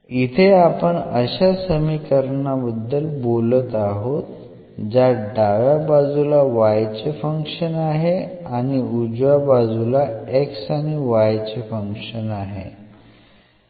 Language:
Marathi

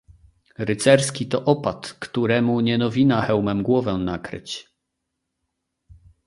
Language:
Polish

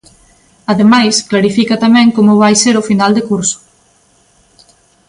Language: Galician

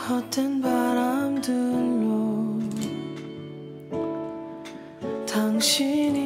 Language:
Korean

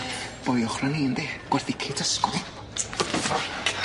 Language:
Welsh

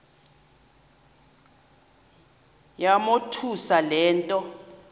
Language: Xhosa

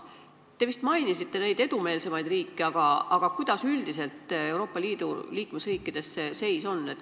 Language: Estonian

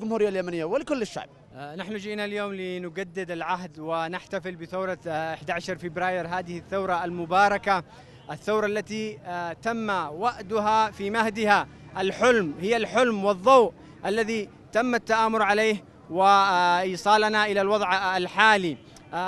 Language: Arabic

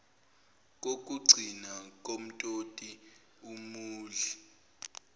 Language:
Zulu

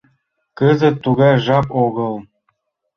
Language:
Mari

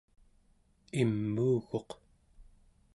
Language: Central Yupik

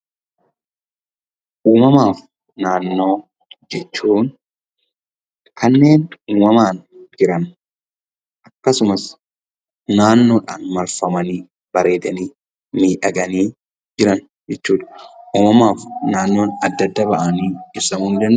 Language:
Oromo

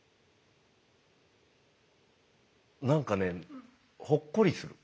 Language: Japanese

